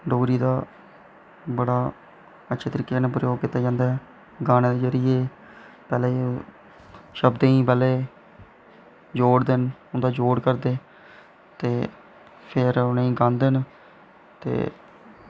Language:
Dogri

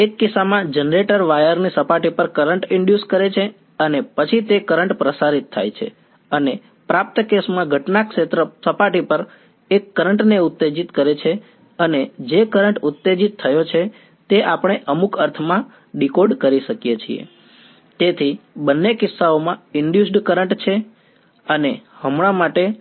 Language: Gujarati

